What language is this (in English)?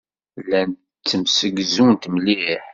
Kabyle